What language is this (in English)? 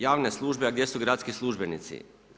Croatian